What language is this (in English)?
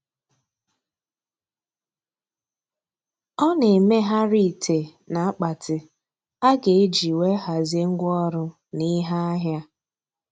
Igbo